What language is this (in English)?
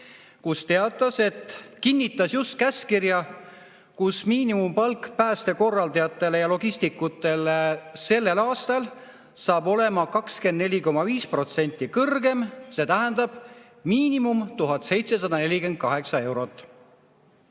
Estonian